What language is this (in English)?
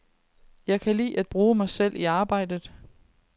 Danish